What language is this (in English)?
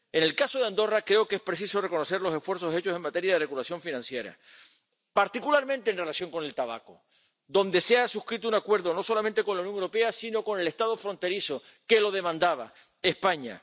Spanish